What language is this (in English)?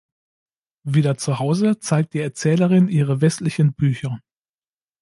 German